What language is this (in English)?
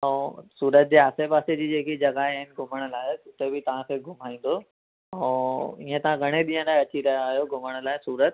Sindhi